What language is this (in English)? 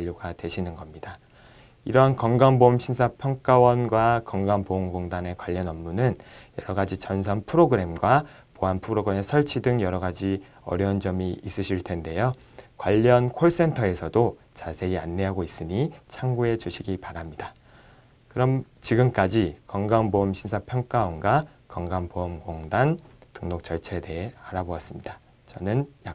Korean